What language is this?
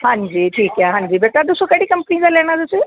Punjabi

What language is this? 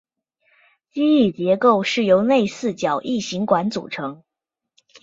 Chinese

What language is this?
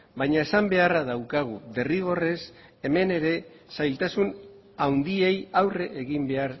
Basque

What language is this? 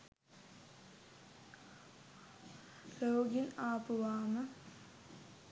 Sinhala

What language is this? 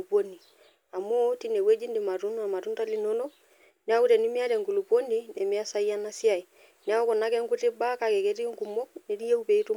Masai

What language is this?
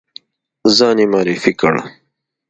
Pashto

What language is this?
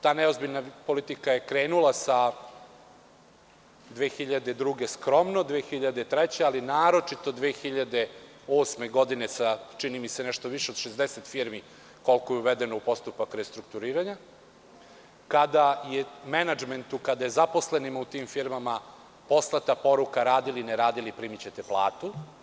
Serbian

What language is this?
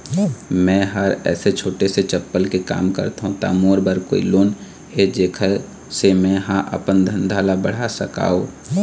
Chhattisgarhi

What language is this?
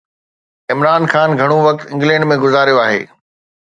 Sindhi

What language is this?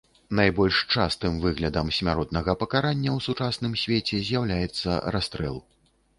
Belarusian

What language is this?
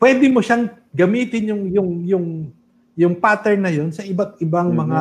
Filipino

